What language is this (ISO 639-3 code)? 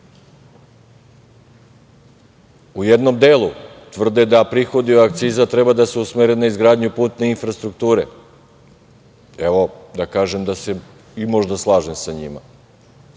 srp